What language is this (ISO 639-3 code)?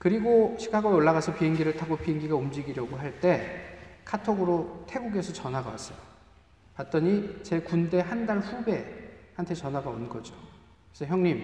kor